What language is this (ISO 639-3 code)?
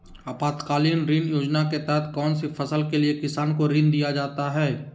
mag